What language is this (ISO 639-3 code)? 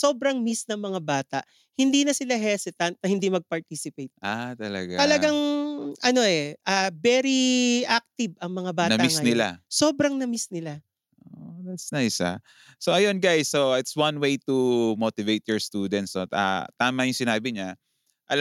fil